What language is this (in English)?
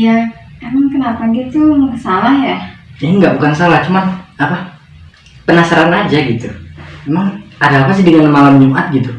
Indonesian